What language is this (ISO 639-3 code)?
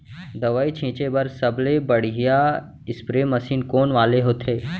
hne